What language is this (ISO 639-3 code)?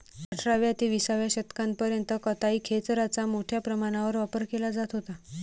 mar